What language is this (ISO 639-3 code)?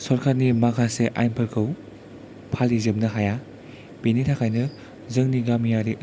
brx